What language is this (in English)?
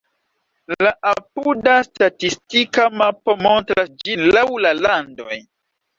Esperanto